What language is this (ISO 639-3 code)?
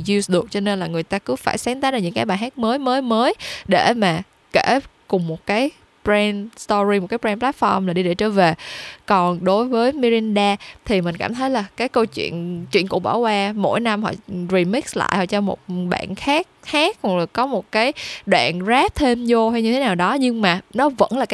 vie